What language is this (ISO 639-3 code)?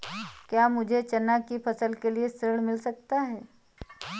hin